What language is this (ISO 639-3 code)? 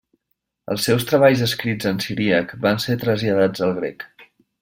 cat